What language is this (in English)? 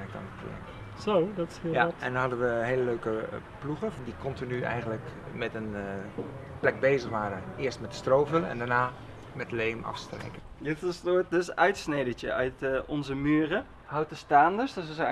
Dutch